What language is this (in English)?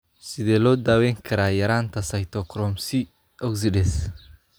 Somali